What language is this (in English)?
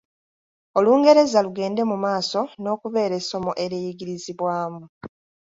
Ganda